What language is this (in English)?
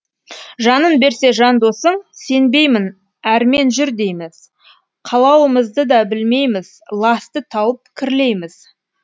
Kazakh